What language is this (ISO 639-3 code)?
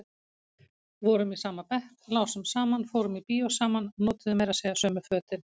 isl